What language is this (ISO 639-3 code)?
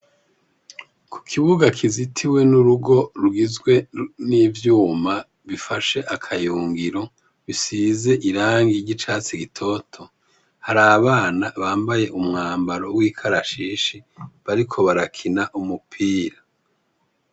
run